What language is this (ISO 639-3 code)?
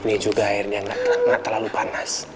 ind